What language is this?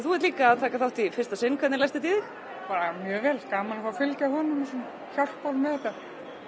Icelandic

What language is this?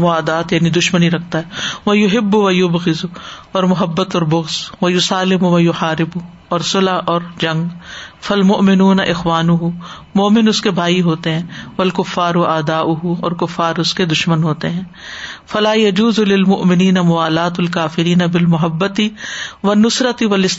Urdu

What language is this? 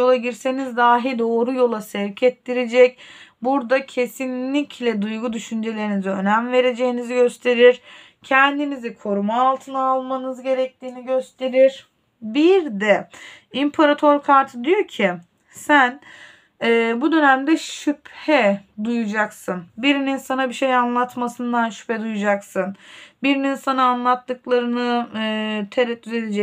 Turkish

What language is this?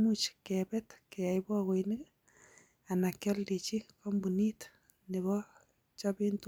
Kalenjin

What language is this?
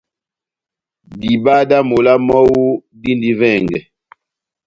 Batanga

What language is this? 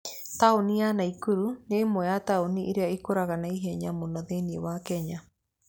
Kikuyu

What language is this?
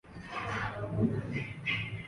Urdu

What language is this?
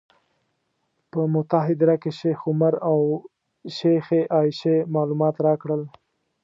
Pashto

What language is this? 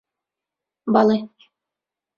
Central Kurdish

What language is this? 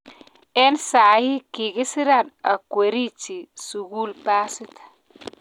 Kalenjin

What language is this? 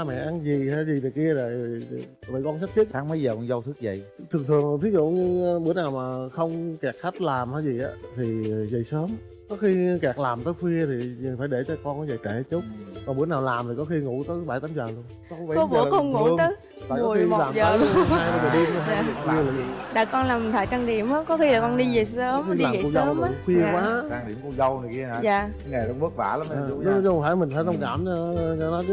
Vietnamese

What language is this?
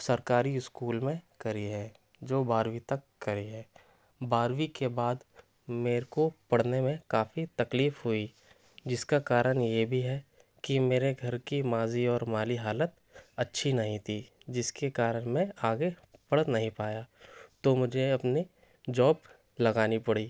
Urdu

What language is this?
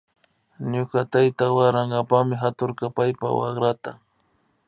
Imbabura Highland Quichua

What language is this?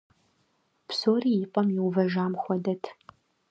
Kabardian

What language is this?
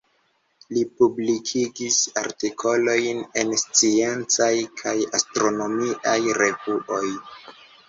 Esperanto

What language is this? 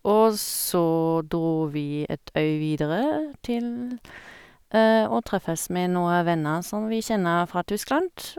Norwegian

